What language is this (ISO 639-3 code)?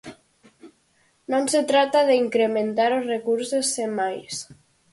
glg